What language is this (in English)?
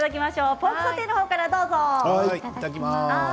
Japanese